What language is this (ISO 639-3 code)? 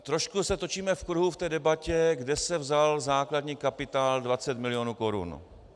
ces